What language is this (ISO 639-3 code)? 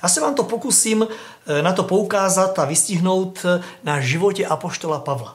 ces